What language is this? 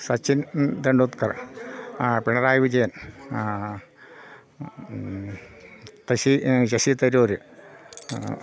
Malayalam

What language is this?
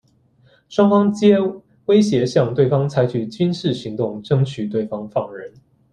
Chinese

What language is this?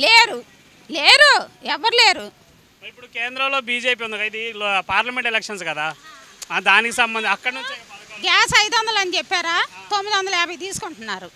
Telugu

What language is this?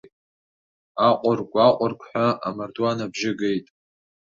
Abkhazian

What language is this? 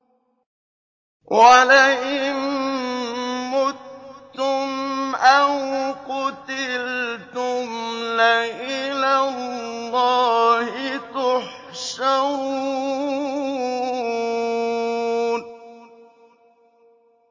Arabic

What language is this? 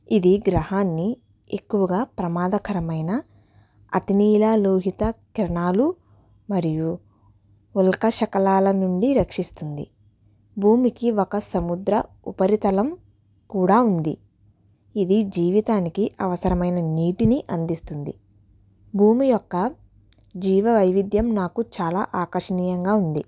Telugu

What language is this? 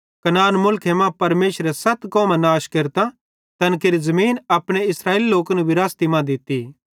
Bhadrawahi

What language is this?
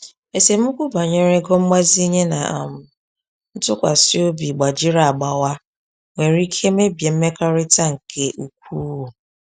Igbo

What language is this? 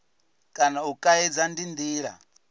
Venda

